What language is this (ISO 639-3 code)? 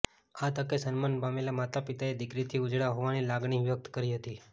guj